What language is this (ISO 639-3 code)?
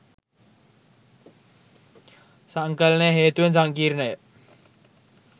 sin